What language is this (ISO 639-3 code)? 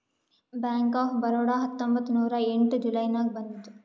kan